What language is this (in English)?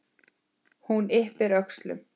Icelandic